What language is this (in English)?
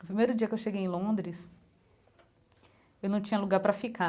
Portuguese